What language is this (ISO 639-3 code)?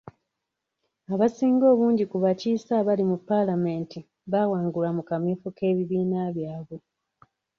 lug